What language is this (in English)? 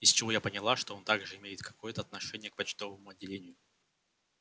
Russian